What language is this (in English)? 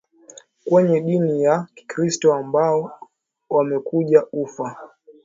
Swahili